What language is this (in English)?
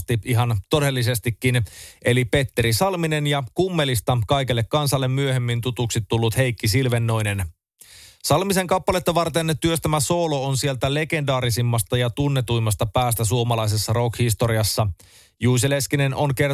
Finnish